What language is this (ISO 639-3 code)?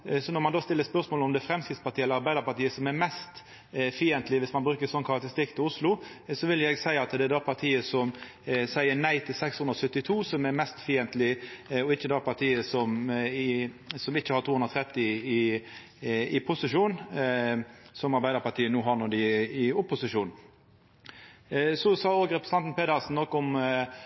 nno